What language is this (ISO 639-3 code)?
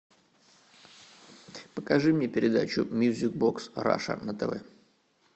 rus